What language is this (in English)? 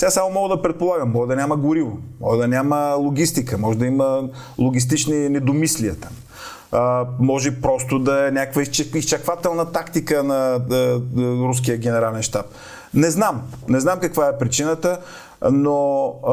Bulgarian